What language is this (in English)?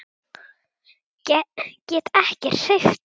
Icelandic